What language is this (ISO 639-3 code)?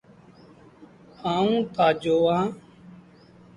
sbn